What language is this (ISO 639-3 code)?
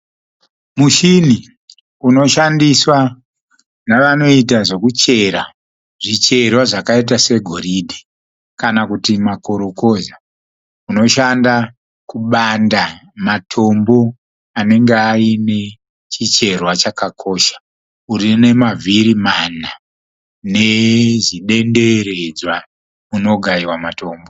sna